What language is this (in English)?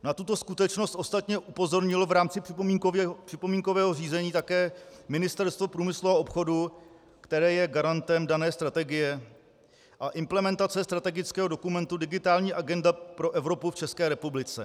Czech